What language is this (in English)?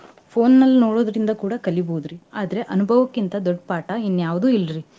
Kannada